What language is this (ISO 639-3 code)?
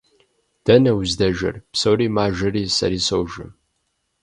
kbd